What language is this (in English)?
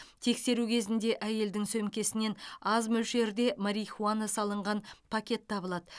Kazakh